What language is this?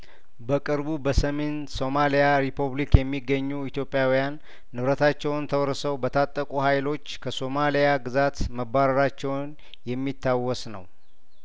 Amharic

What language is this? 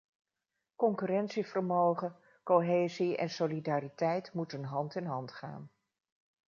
Dutch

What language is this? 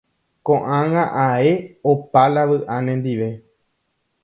Guarani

